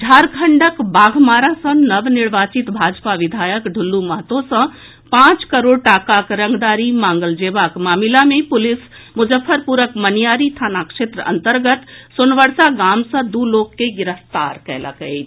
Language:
Maithili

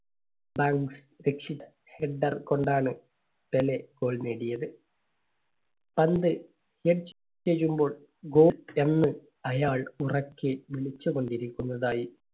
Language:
Malayalam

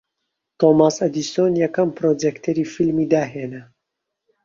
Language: Central Kurdish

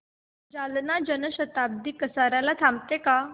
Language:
Marathi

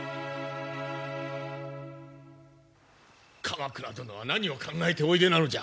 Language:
Japanese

